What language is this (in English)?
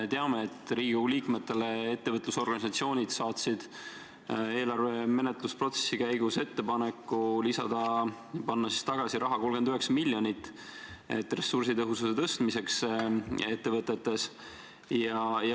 Estonian